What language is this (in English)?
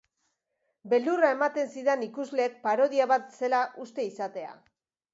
Basque